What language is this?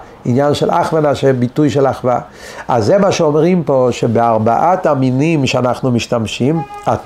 Hebrew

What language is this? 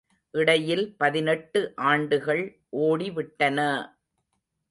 Tamil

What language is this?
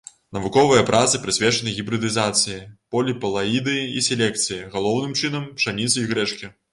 Belarusian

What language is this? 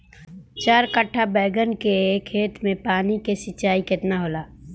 Bhojpuri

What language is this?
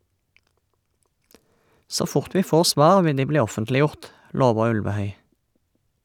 Norwegian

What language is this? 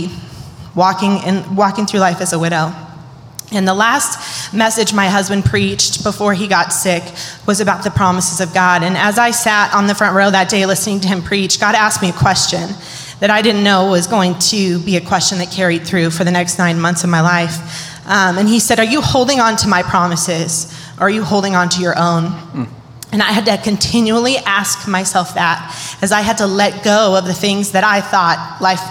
English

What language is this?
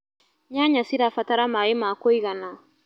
Kikuyu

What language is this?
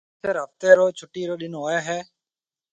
Marwari (Pakistan)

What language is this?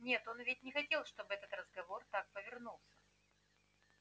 Russian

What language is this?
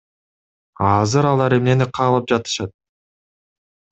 Kyrgyz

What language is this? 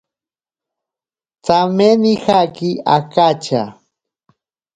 Ashéninka Perené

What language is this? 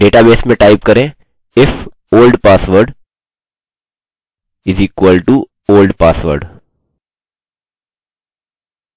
Hindi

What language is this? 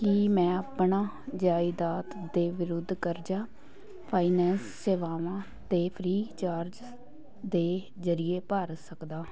Punjabi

